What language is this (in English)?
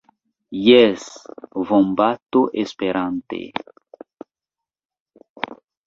Esperanto